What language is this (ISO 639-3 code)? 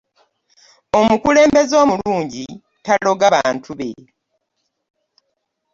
lug